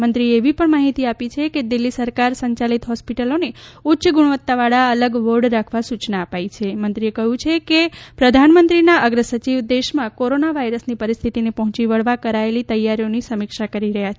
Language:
Gujarati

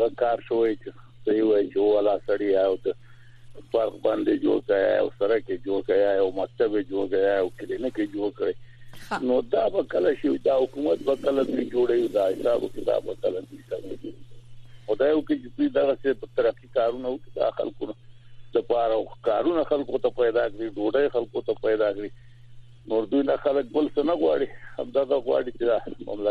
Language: Persian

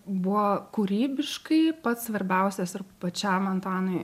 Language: Lithuanian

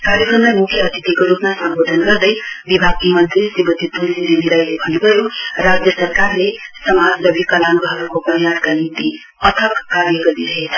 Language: Nepali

